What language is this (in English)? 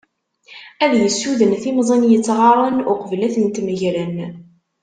Kabyle